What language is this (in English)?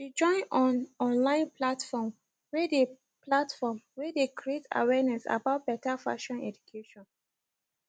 Nigerian Pidgin